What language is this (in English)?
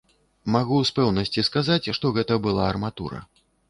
Belarusian